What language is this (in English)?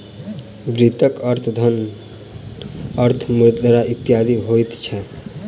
Maithili